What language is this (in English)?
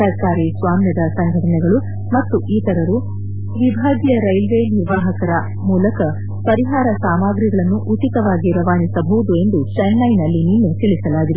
Kannada